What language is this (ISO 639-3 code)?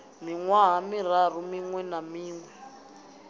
ven